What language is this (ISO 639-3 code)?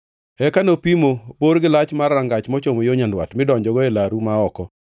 luo